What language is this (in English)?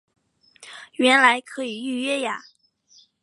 Chinese